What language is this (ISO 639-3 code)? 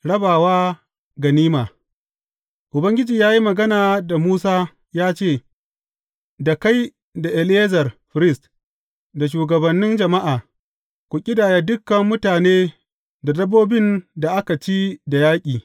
hau